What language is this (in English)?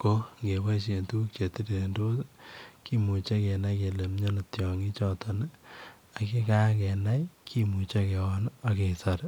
Kalenjin